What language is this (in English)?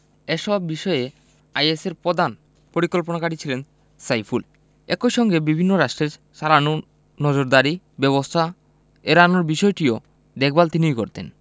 Bangla